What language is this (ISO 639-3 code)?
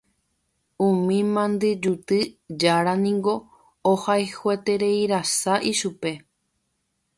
grn